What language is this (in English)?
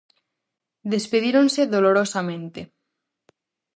Galician